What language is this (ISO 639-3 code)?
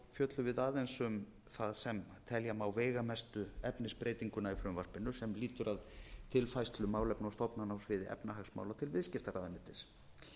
isl